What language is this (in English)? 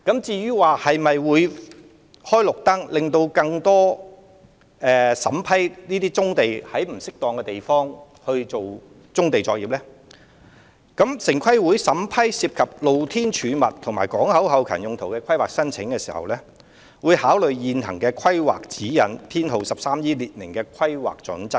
Cantonese